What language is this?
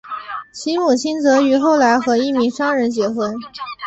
Chinese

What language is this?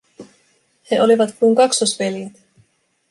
Finnish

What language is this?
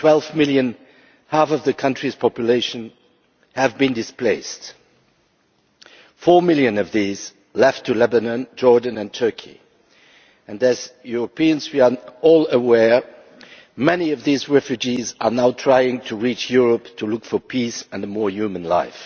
English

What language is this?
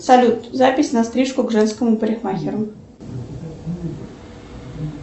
Russian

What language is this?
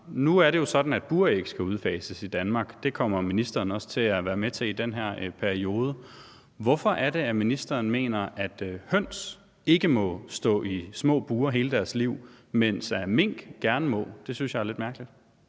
Danish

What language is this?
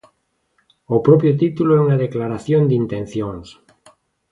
Galician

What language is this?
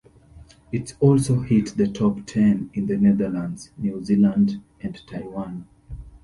English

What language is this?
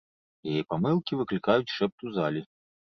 Belarusian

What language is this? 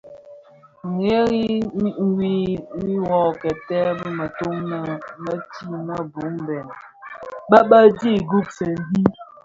Bafia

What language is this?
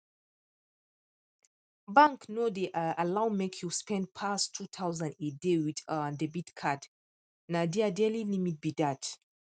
Nigerian Pidgin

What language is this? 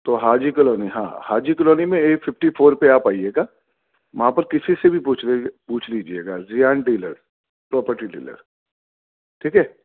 Urdu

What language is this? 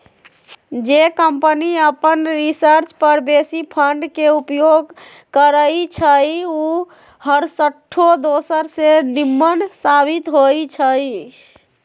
Magahi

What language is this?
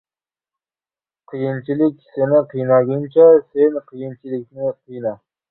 Uzbek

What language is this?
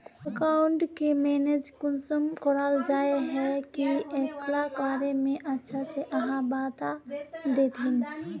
Magahi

